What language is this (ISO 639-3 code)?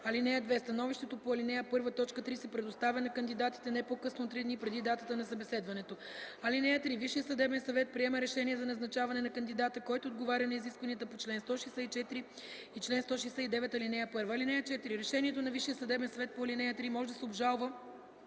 bul